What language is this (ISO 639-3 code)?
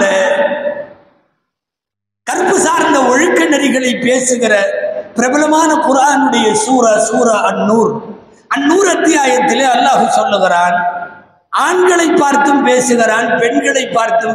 ara